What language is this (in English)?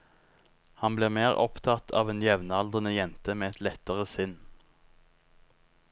Norwegian